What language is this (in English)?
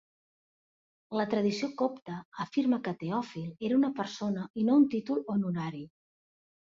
Catalan